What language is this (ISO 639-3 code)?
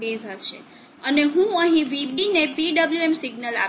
guj